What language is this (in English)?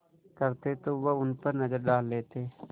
Hindi